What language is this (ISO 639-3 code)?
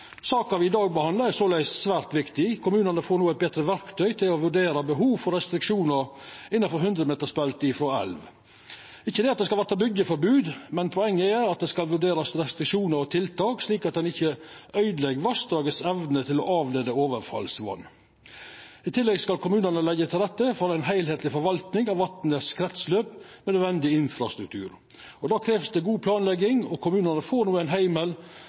nno